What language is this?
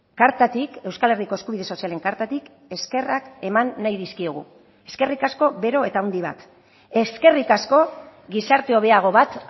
Basque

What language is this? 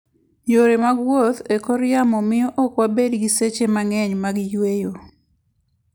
Luo (Kenya and Tanzania)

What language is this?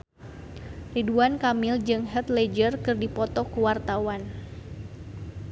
Sundanese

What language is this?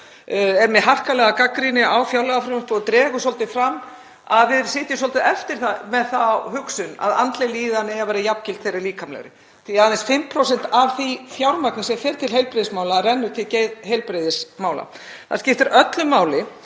Icelandic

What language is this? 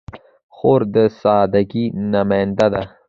Pashto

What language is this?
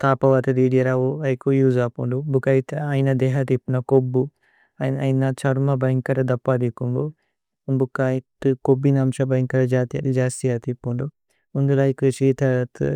Tulu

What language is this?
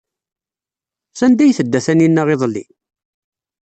Kabyle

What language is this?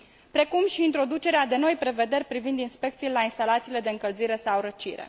Romanian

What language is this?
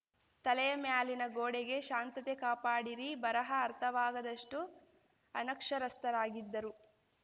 Kannada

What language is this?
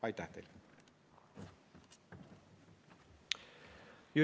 Estonian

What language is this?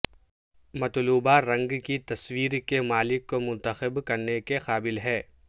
Urdu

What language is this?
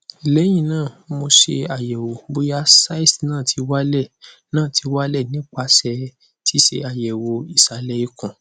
Yoruba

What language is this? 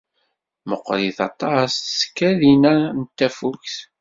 Kabyle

